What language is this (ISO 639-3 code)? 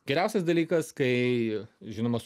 lit